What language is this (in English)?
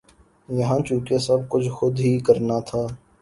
Urdu